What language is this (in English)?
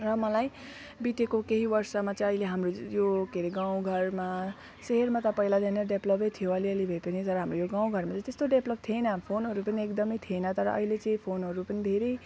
Nepali